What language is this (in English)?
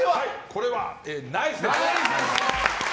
Japanese